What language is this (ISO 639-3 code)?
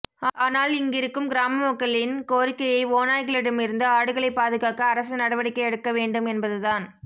tam